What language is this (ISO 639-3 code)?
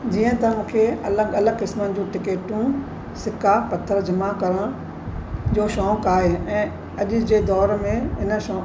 snd